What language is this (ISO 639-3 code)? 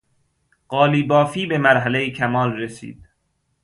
fas